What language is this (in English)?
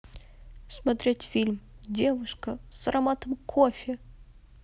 Russian